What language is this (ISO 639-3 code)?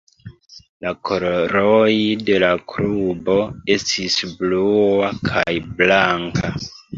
epo